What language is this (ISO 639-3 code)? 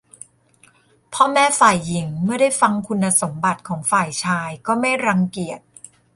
tha